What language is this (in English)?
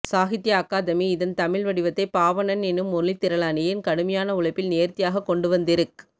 Tamil